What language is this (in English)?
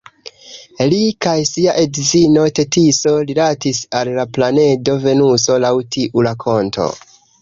Esperanto